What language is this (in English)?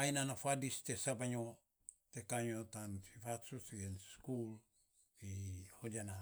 Saposa